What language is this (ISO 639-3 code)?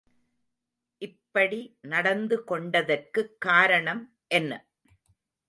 tam